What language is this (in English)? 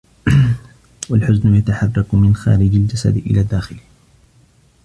Arabic